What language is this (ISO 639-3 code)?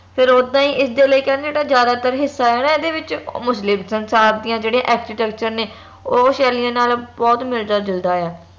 pan